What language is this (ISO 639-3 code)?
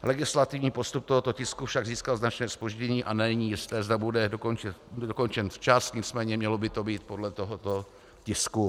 ces